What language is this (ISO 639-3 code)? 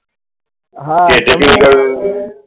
guj